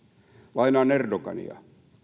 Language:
Finnish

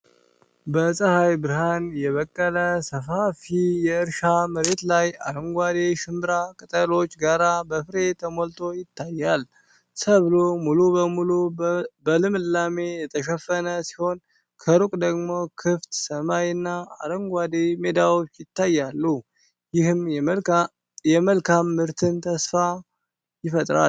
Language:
Amharic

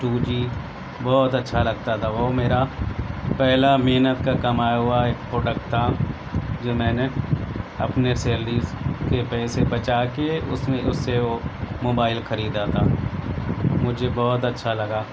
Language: Urdu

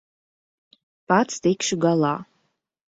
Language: Latvian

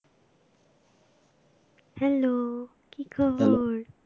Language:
Bangla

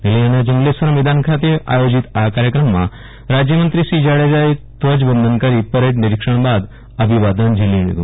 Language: Gujarati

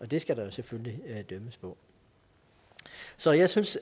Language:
Danish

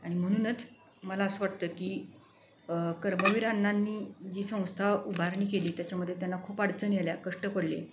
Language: Marathi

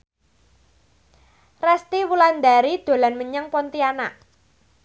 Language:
Javanese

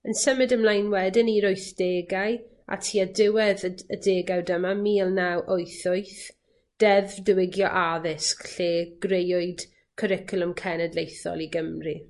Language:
Welsh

